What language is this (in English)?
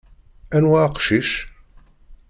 Kabyle